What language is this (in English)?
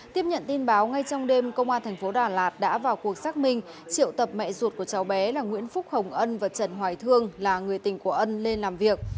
Vietnamese